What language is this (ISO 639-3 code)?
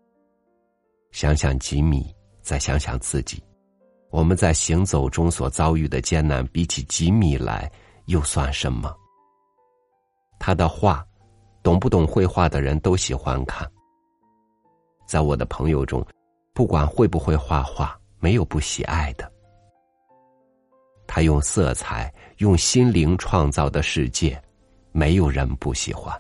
zho